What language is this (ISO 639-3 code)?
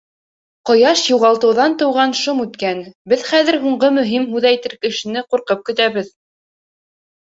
bak